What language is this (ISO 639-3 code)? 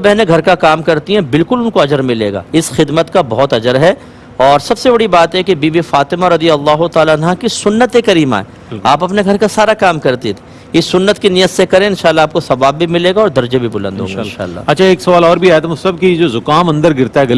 urd